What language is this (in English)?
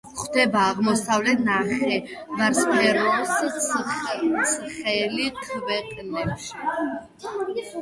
Georgian